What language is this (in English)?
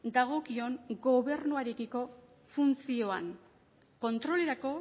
Basque